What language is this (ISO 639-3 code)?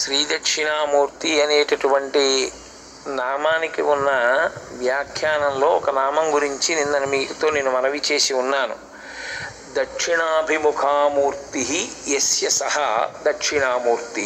tel